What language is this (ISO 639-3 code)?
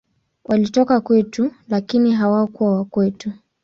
swa